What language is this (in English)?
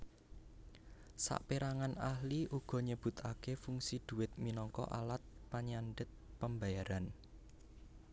Javanese